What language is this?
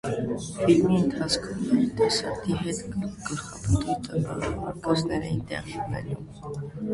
Armenian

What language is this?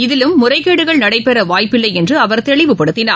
Tamil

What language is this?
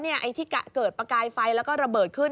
Thai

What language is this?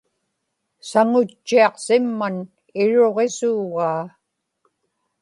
Inupiaq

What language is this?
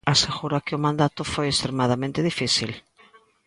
Galician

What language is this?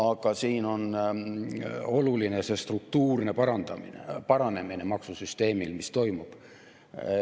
Estonian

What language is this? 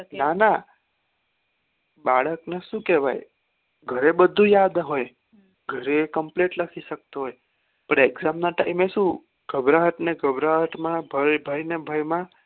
Gujarati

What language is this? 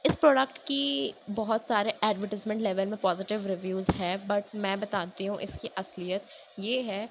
Urdu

